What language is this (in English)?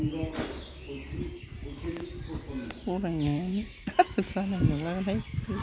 Bodo